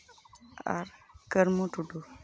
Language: Santali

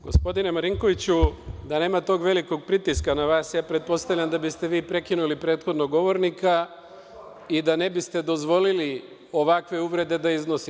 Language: Serbian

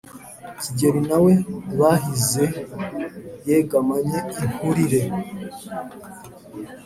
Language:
Kinyarwanda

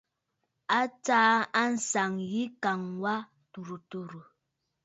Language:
Bafut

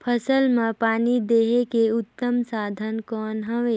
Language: Chhattisgarhi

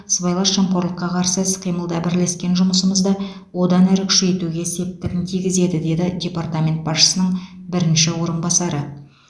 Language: Kazakh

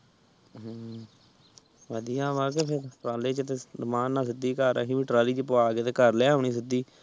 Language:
Punjabi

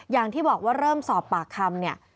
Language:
Thai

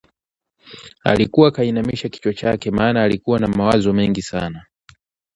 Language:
Swahili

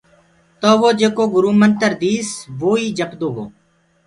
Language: Gurgula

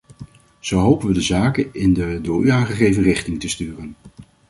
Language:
Dutch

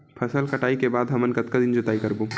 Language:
Chhattisgarhi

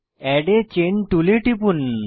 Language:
Bangla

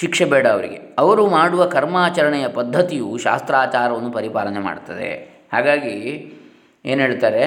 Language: Kannada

